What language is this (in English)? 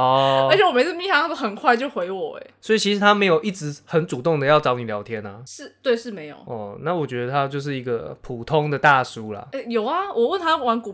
Chinese